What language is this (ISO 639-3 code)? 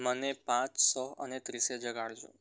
guj